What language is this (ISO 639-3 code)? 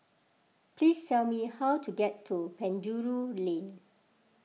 eng